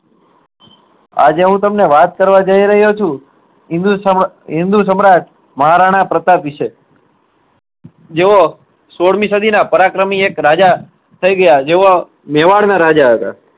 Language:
Gujarati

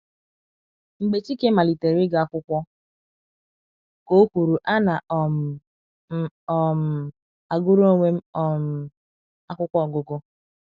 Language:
Igbo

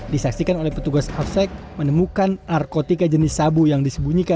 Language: Indonesian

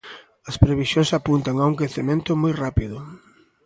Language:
Galician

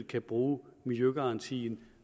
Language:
Danish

